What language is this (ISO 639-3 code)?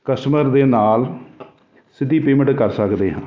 pan